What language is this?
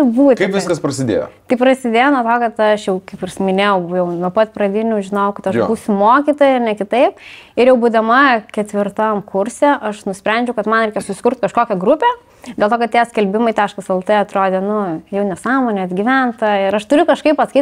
Lithuanian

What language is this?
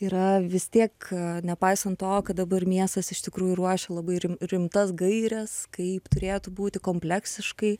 Lithuanian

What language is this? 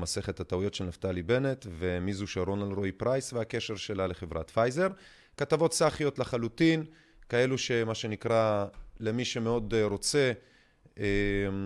Hebrew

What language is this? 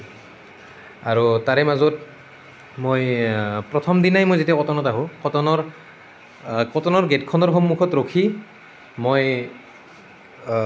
Assamese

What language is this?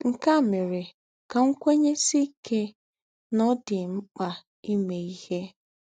Igbo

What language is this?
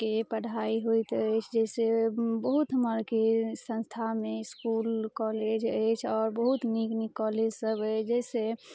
Maithili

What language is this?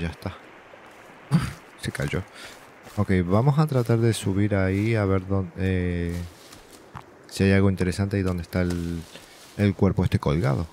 Spanish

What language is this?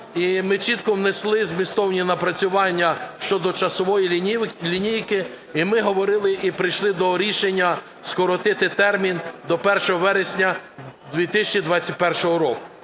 Ukrainian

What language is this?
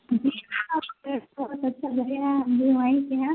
Urdu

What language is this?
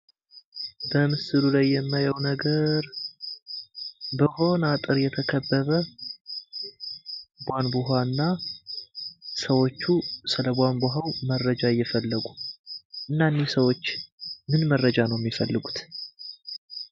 Amharic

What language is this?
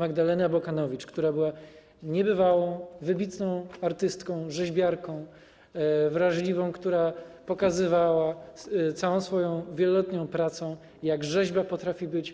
Polish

